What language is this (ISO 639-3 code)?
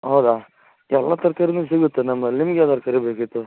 kan